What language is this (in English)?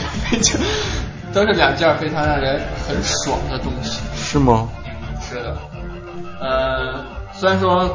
Chinese